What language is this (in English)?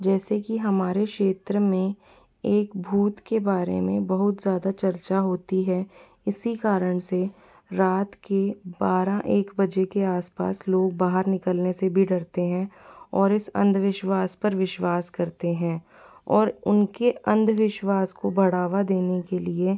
Hindi